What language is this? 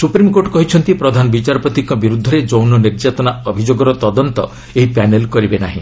Odia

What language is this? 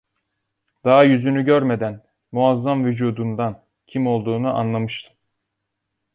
Turkish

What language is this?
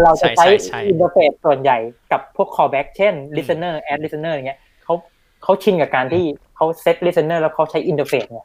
Thai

